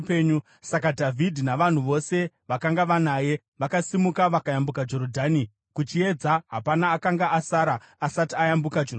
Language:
Shona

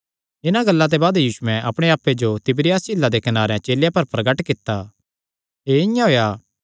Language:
Kangri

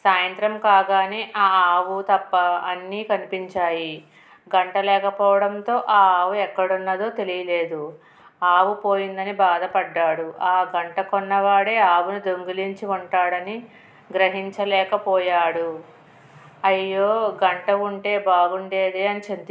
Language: Romanian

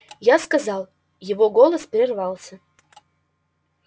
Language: Russian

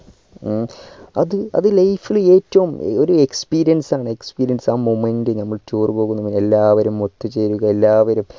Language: Malayalam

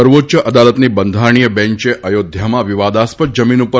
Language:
Gujarati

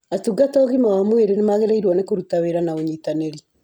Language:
Kikuyu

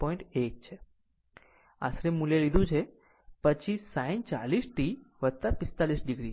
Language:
Gujarati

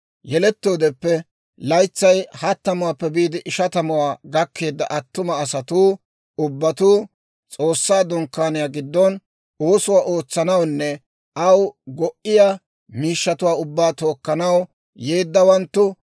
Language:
Dawro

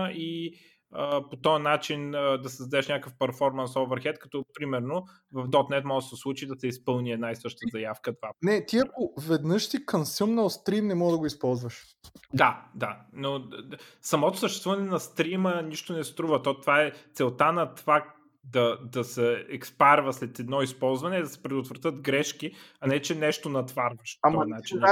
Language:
Bulgarian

